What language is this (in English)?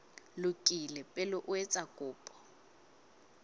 Southern Sotho